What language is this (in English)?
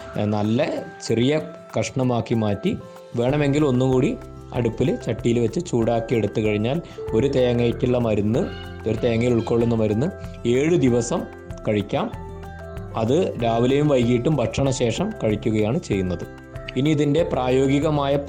Malayalam